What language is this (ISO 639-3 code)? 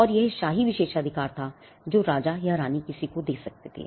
hin